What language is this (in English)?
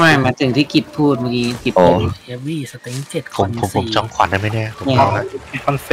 Thai